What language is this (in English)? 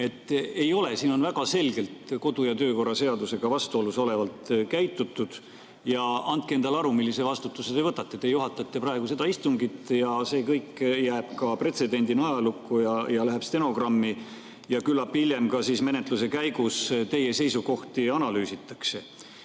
Estonian